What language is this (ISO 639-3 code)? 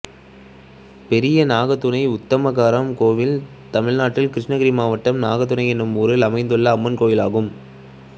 tam